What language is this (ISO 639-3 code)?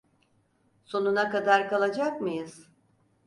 tur